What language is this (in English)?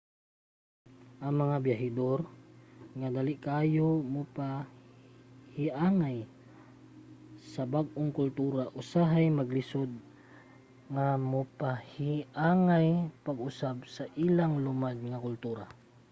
Cebuano